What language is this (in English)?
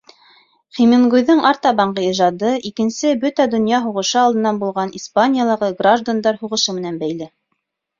Bashkir